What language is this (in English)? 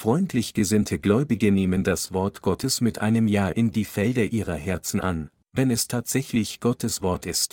German